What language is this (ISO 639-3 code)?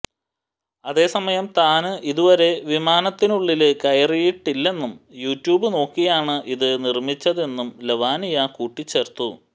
mal